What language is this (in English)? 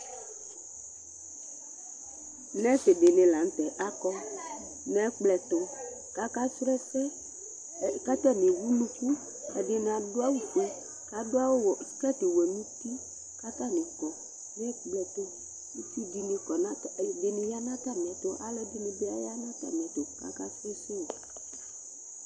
Ikposo